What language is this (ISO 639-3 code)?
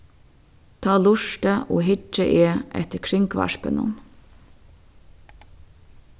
fao